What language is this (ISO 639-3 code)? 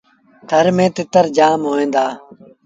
sbn